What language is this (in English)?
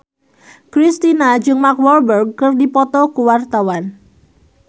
Sundanese